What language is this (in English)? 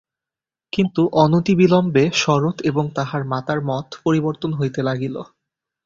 Bangla